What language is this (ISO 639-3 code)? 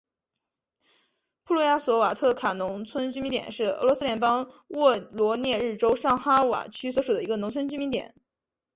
zho